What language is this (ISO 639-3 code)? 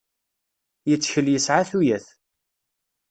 kab